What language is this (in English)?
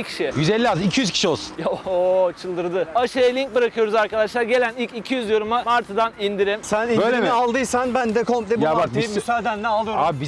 Turkish